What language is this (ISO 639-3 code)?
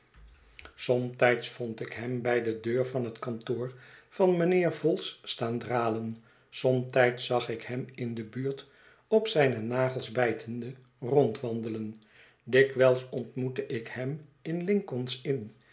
nld